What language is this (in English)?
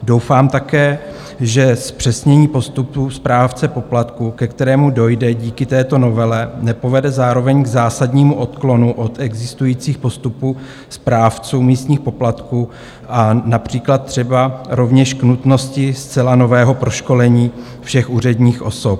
Czech